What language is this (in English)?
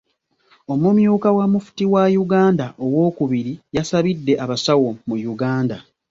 Ganda